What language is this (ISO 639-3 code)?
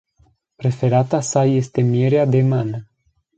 ron